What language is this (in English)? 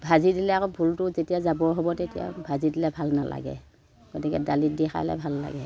Assamese